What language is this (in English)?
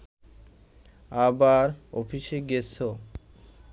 Bangla